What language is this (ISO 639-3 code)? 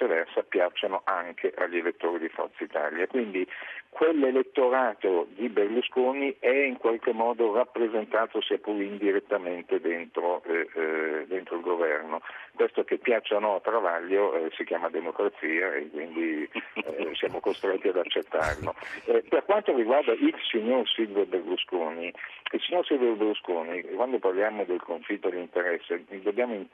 ita